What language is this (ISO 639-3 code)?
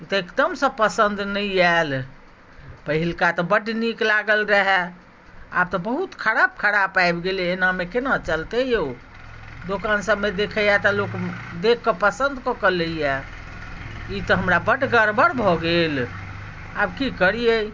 mai